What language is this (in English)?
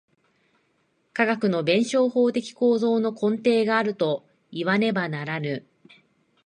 Japanese